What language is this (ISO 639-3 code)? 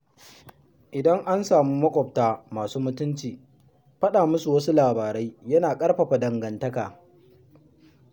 hau